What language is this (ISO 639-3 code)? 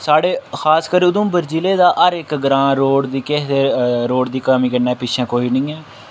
doi